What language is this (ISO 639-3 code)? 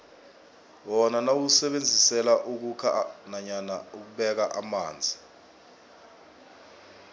nbl